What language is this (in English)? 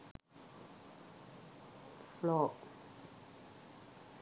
Sinhala